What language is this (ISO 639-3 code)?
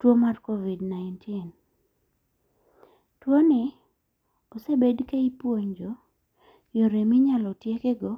luo